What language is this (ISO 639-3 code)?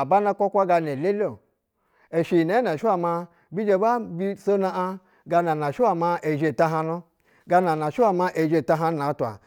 bzw